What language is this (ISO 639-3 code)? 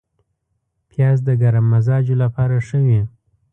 pus